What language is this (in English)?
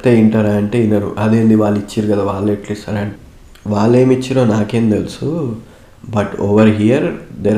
Telugu